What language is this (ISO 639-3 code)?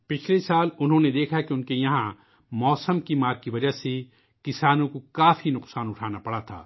urd